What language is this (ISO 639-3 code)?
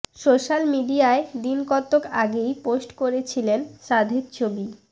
ben